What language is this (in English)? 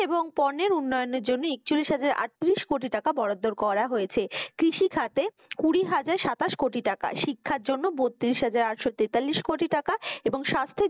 Bangla